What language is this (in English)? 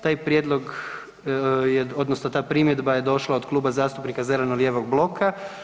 Croatian